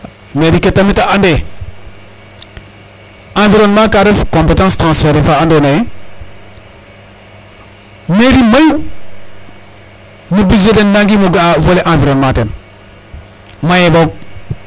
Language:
Serer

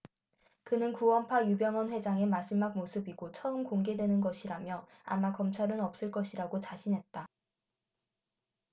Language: Korean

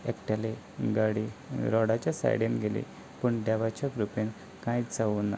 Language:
Konkani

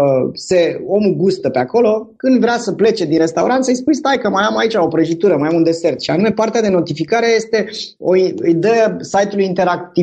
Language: Romanian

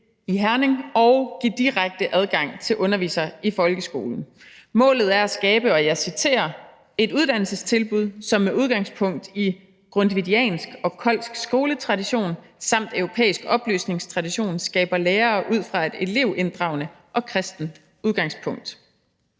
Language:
Danish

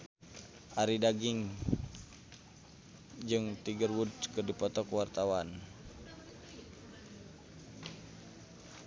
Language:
Sundanese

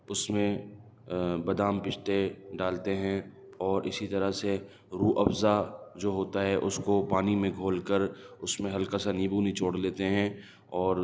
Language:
Urdu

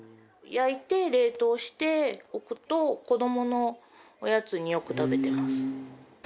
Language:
Japanese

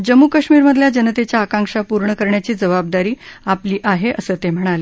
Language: Marathi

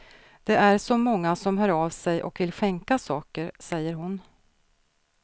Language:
Swedish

